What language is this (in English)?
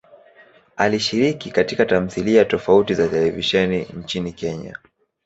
Swahili